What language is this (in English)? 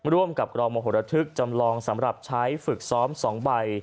Thai